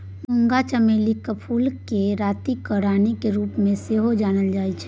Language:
Maithili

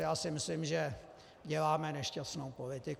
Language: Czech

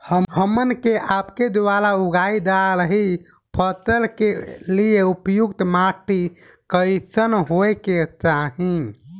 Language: Bhojpuri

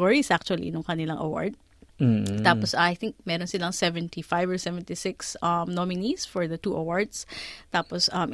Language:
Filipino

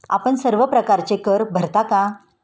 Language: Marathi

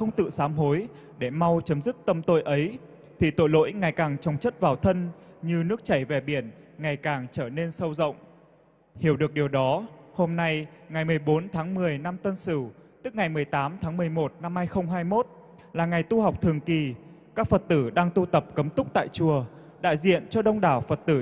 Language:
Vietnamese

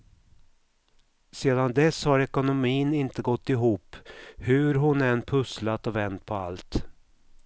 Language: Swedish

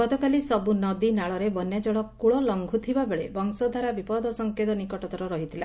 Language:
Odia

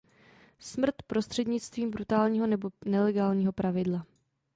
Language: Czech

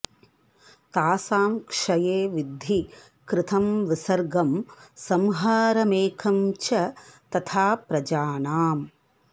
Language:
Sanskrit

